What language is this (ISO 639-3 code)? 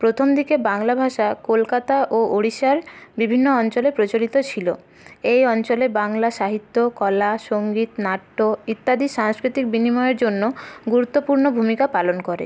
ben